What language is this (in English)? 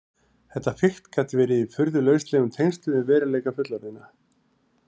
Icelandic